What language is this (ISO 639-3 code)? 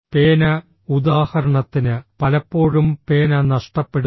mal